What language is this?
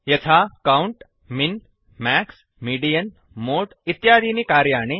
Sanskrit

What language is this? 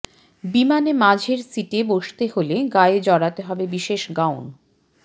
Bangla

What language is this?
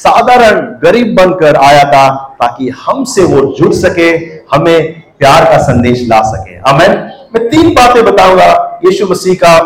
Hindi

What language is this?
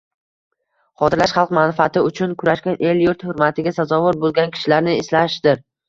Uzbek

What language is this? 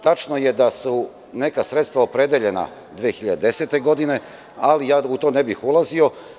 Serbian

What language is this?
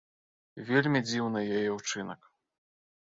Belarusian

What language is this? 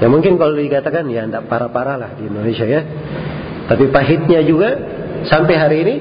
Indonesian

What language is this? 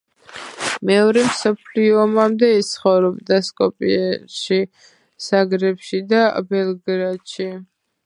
Georgian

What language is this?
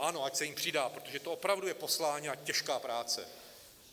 Czech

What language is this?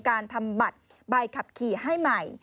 Thai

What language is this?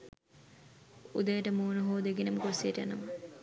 Sinhala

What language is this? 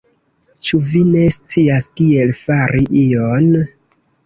Esperanto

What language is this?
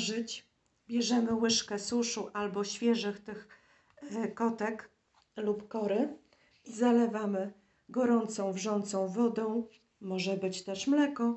Polish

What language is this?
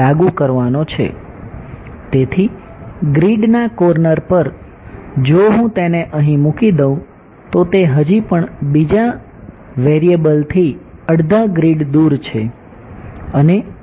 Gujarati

